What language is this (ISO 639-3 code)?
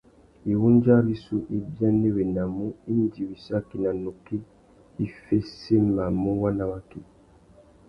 bag